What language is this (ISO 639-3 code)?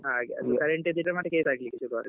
kan